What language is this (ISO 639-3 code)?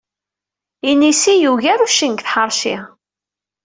kab